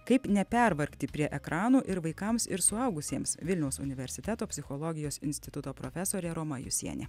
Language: Lithuanian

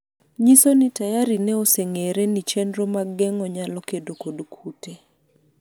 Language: Luo (Kenya and Tanzania)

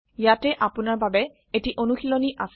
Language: Assamese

